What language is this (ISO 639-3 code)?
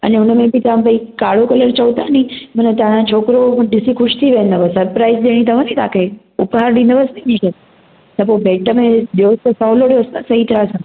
snd